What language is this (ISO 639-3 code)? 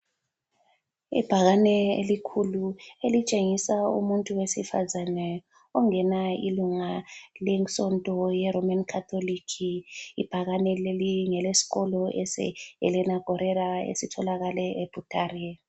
nde